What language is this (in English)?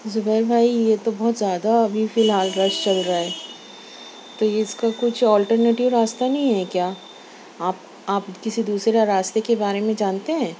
Urdu